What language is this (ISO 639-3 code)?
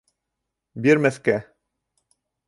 bak